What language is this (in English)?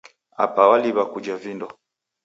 Taita